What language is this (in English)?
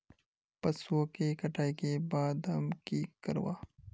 Magahi